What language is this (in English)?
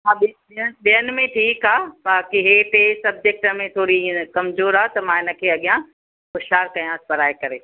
Sindhi